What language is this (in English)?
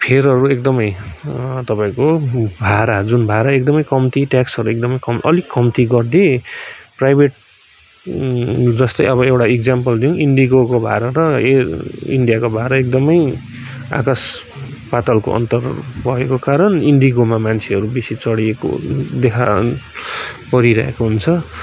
Nepali